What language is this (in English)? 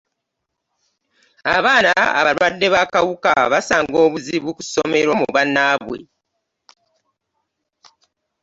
Ganda